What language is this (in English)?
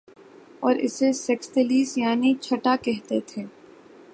Urdu